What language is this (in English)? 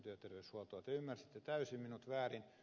Finnish